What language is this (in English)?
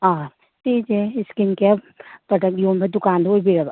Manipuri